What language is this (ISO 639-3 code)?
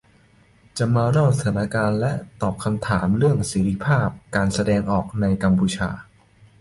tha